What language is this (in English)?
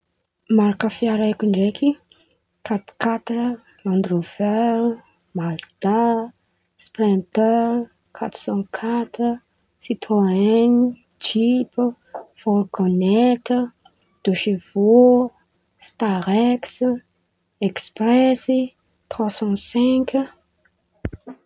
Antankarana Malagasy